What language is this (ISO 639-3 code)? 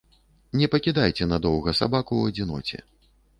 bel